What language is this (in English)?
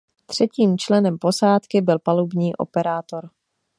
Czech